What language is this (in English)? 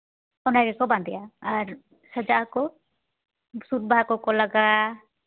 Santali